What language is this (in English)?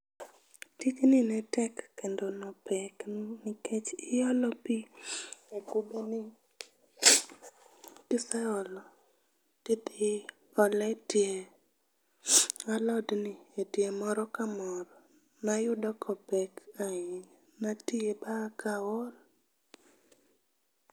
Luo (Kenya and Tanzania)